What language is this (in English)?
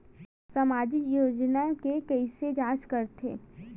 Chhattisgarhi